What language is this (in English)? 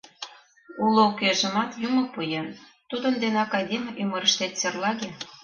Mari